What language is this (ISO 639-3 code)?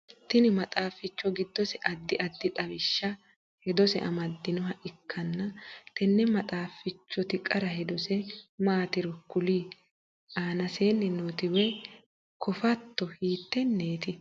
sid